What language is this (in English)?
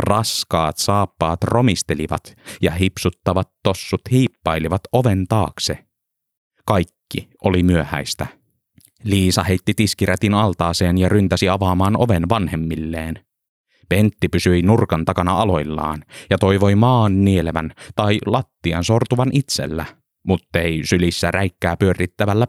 Finnish